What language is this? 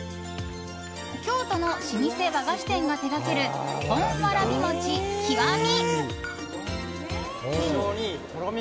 Japanese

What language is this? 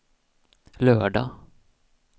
Swedish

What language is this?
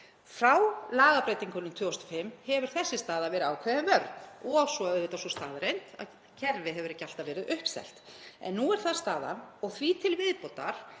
Icelandic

